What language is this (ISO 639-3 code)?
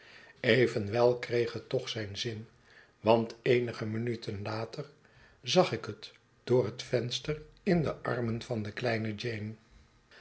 nld